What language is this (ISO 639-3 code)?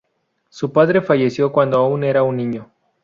spa